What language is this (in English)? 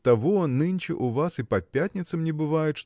Russian